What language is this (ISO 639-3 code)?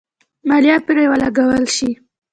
pus